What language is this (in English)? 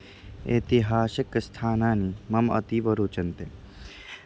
Sanskrit